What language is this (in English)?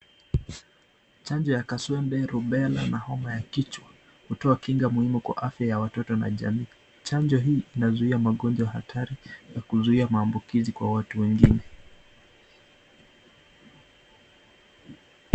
Swahili